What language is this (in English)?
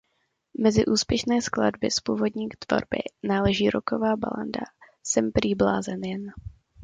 Czech